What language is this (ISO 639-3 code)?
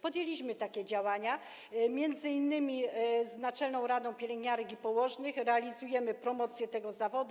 pol